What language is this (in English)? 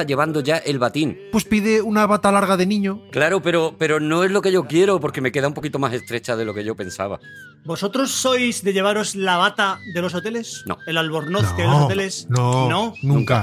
Spanish